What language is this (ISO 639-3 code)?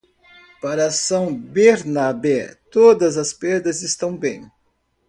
por